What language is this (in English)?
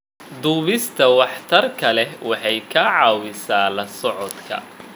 Somali